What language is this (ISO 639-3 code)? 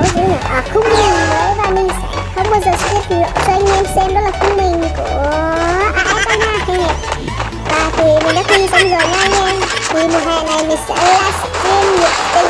vie